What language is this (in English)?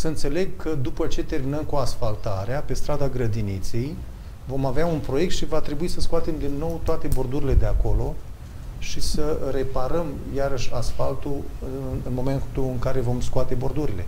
Romanian